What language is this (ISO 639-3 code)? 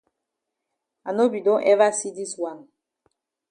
wes